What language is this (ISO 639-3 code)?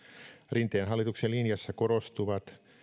fin